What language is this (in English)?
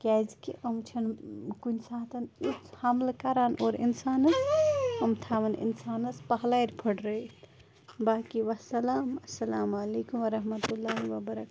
Kashmiri